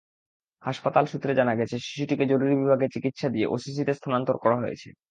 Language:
Bangla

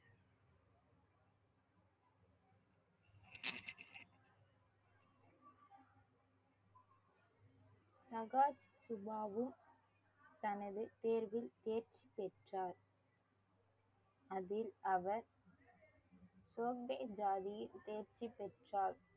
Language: Tamil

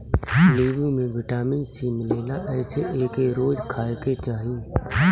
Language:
Bhojpuri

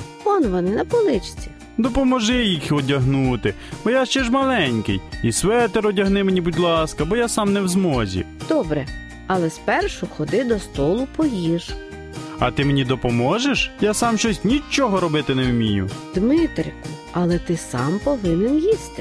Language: Ukrainian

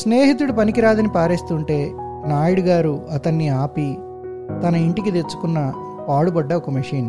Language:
Telugu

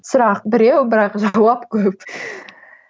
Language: Kazakh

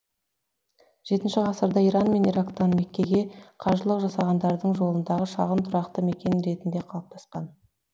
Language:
Kazakh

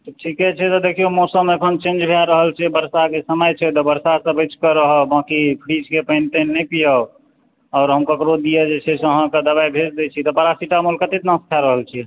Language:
Maithili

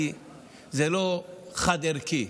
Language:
Hebrew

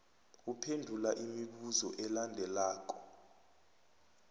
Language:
South Ndebele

